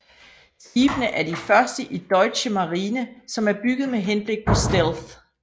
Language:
Danish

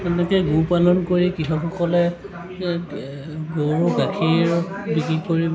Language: Assamese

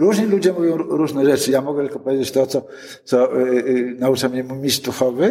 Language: Polish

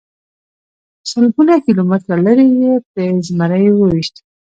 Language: Pashto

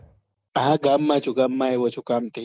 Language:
Gujarati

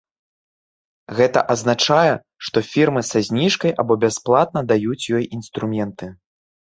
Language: Belarusian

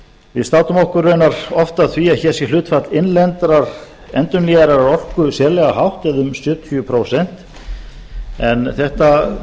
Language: Icelandic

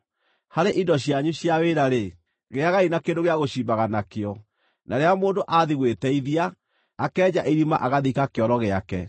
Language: Kikuyu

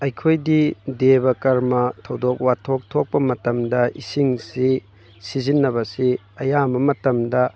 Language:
Manipuri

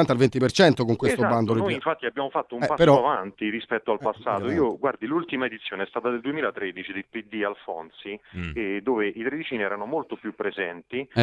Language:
Italian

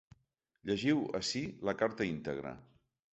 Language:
Catalan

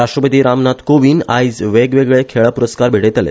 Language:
Konkani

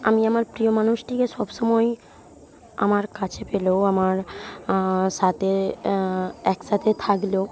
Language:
Bangla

